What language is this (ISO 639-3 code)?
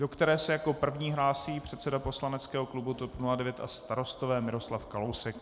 ces